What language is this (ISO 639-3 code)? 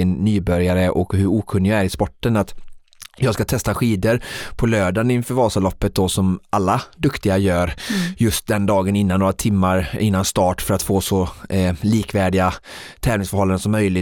swe